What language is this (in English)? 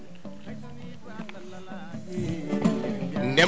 Fula